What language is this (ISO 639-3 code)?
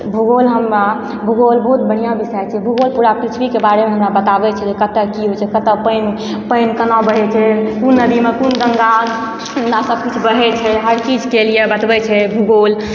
mai